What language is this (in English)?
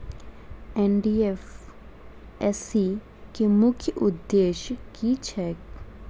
Maithili